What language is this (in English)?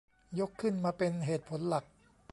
Thai